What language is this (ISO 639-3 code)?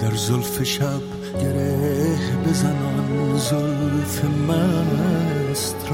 fas